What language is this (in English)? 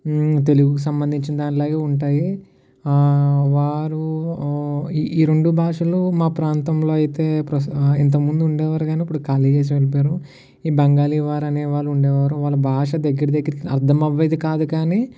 Telugu